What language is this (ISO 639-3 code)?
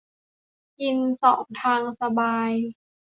tha